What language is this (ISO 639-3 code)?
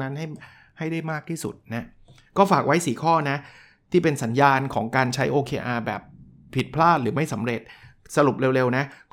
tha